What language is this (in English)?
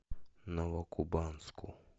Russian